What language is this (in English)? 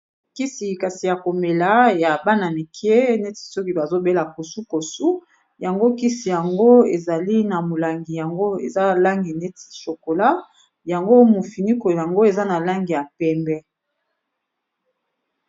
Lingala